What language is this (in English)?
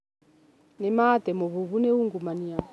Kikuyu